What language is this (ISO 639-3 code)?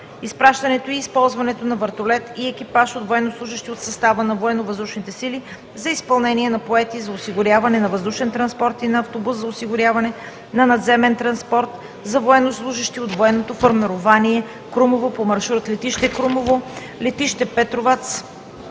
bul